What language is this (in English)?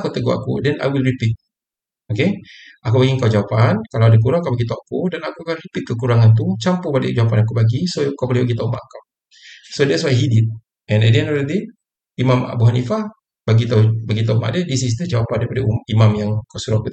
Malay